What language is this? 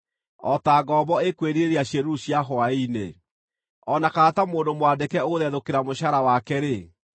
Kikuyu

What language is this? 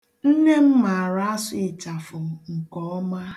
Igbo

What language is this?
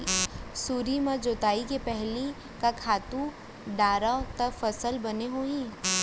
Chhattisgarhi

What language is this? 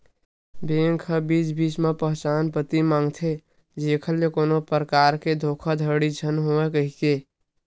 Chhattisgarhi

